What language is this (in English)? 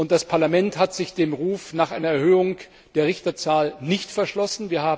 German